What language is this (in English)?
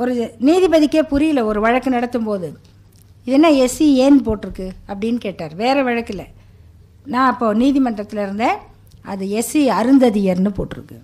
Tamil